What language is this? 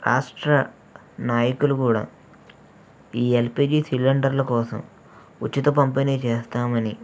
Telugu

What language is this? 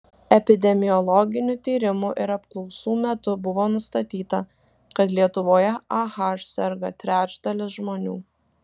Lithuanian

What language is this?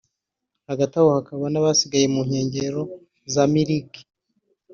Kinyarwanda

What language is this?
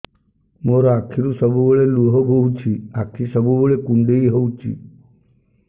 Odia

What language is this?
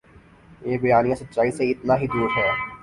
Urdu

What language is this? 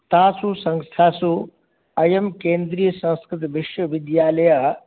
Sanskrit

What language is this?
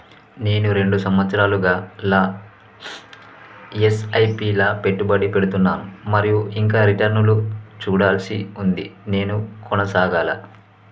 Telugu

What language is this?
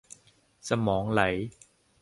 Thai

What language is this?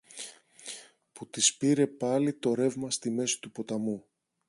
Greek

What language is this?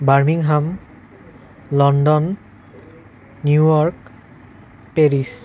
Assamese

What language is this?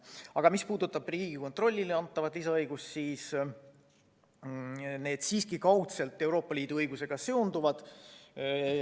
Estonian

